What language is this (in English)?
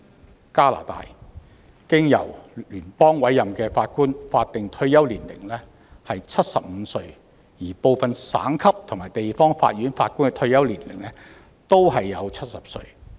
Cantonese